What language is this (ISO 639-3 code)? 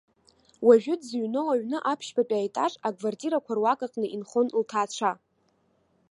abk